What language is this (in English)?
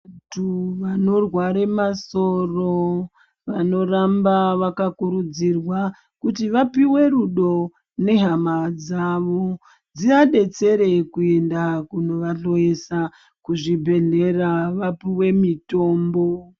Ndau